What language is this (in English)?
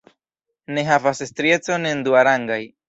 Esperanto